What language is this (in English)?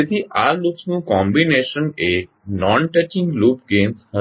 Gujarati